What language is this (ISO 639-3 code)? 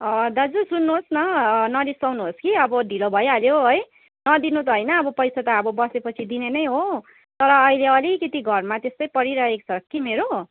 nep